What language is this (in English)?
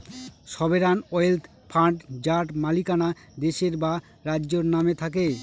Bangla